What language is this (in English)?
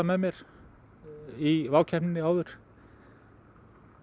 Icelandic